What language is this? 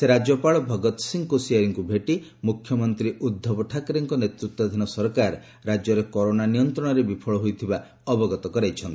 Odia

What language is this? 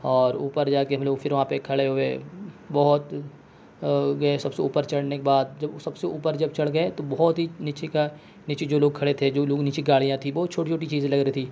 Urdu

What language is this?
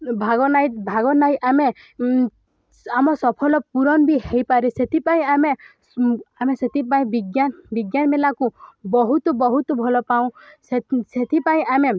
Odia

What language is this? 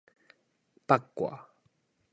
Min Nan Chinese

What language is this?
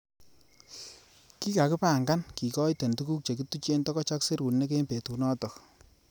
Kalenjin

